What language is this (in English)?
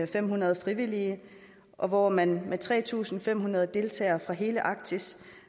Danish